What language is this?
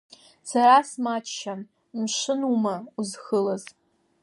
Abkhazian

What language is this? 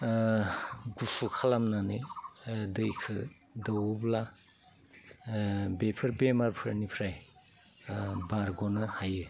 Bodo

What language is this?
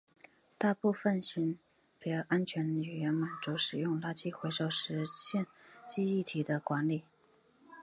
Chinese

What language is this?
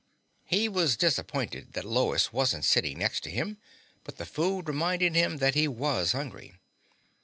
English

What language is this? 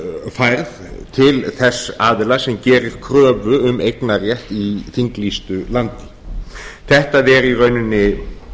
Icelandic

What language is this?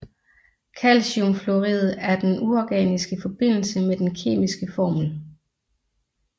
Danish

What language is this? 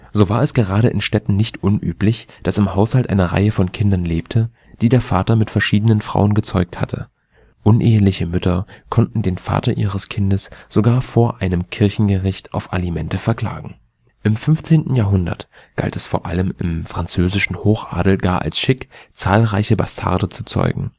German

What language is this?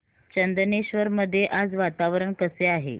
Marathi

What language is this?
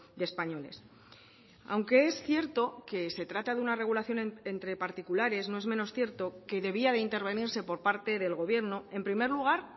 Spanish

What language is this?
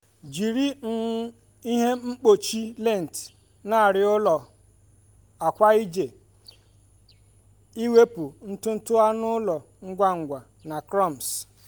Igbo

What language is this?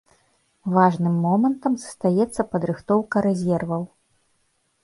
Belarusian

